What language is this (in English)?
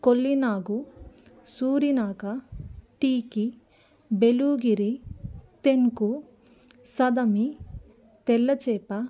Telugu